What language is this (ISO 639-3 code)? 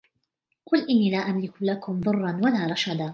ara